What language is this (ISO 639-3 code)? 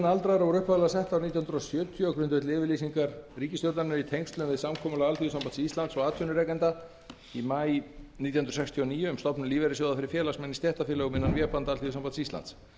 isl